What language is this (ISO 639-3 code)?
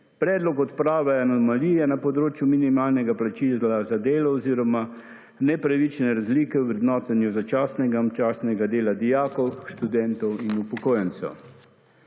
slv